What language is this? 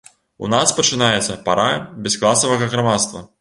Belarusian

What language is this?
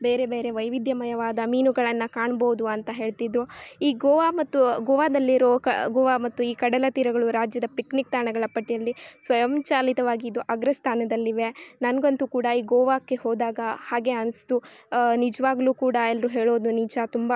Kannada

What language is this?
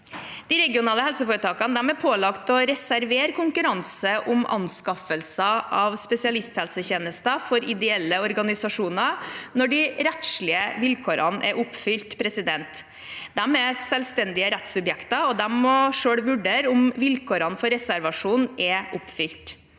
Norwegian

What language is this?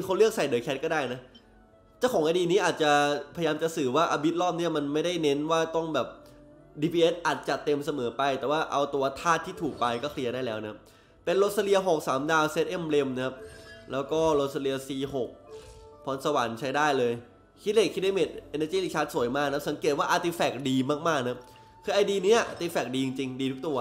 Thai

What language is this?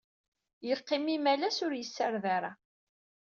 Kabyle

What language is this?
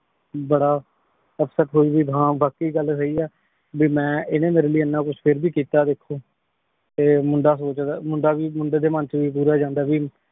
Punjabi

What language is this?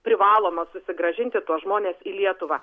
Lithuanian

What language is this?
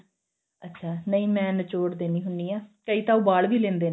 Punjabi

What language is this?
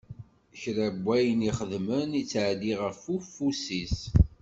Kabyle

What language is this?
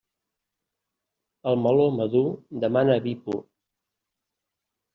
Catalan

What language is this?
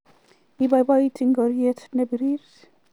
Kalenjin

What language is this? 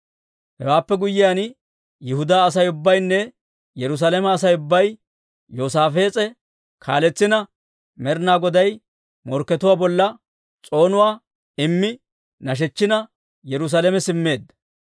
Dawro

